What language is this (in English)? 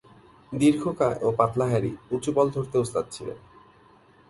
Bangla